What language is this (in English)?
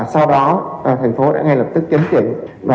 Vietnamese